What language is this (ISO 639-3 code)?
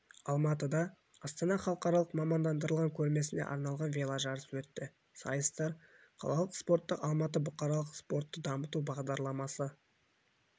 kaz